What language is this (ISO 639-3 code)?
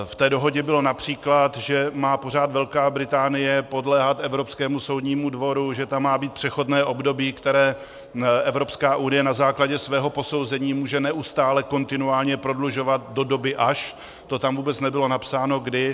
ces